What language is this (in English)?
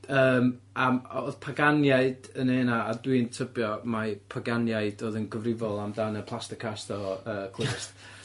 Welsh